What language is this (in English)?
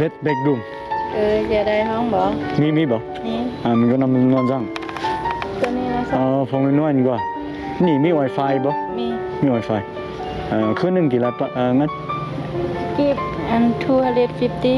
Vietnamese